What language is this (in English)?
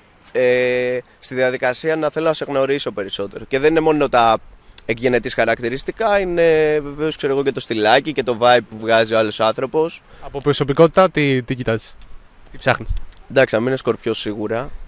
Greek